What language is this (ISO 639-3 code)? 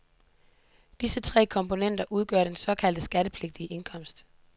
dan